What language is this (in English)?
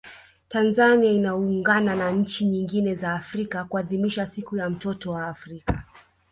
Swahili